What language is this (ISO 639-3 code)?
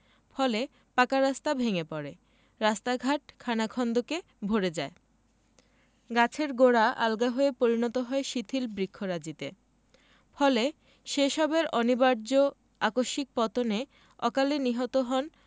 ben